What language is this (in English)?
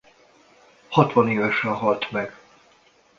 Hungarian